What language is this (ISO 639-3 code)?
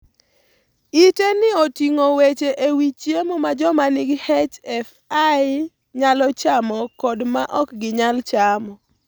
luo